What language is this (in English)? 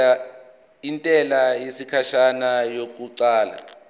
Zulu